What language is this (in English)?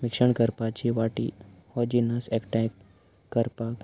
Konkani